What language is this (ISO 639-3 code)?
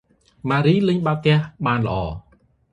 khm